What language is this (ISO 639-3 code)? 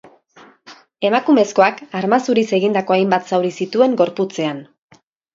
eus